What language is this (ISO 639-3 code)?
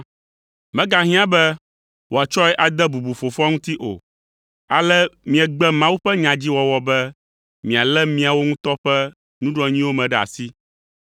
ewe